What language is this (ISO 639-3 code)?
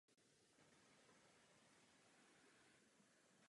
ces